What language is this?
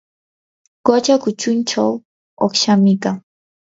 Yanahuanca Pasco Quechua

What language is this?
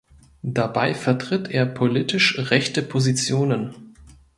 German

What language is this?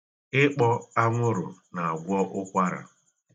Igbo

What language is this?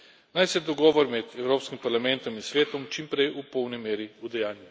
Slovenian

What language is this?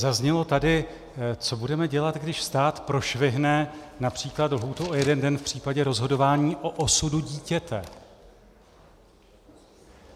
Czech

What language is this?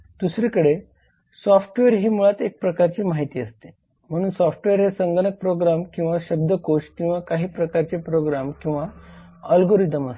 Marathi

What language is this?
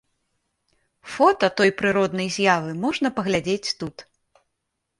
Belarusian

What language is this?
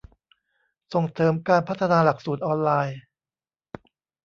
Thai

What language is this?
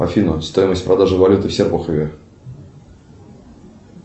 Russian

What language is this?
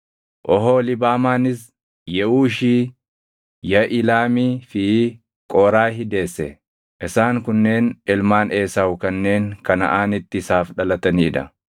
Oromo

